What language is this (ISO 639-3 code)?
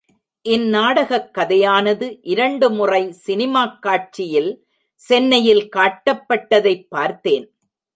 tam